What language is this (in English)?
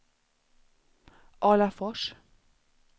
Swedish